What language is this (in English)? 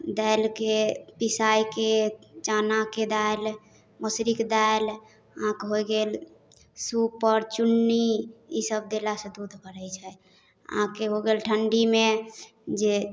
Maithili